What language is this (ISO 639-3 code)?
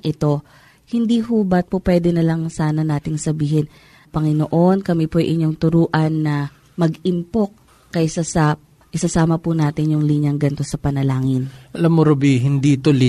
fil